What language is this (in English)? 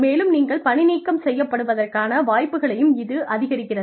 Tamil